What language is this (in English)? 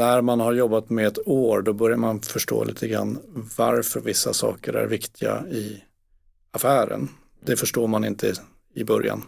Swedish